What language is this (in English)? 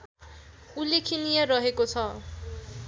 Nepali